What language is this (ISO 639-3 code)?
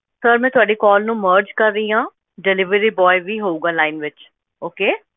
pan